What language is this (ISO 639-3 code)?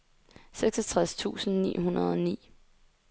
dan